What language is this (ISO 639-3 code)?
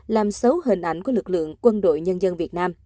vie